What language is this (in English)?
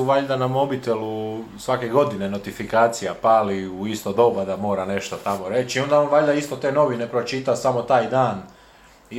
Croatian